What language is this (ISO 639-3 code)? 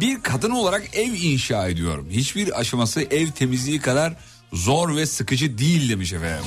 tur